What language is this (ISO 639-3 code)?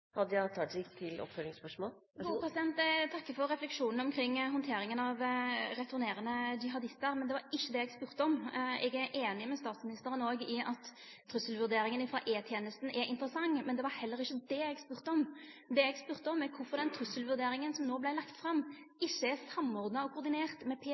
nor